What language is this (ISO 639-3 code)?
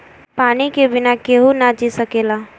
bho